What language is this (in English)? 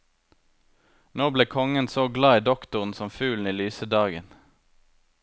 Norwegian